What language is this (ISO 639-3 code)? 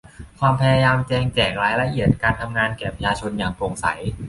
tha